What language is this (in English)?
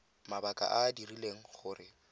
Tswana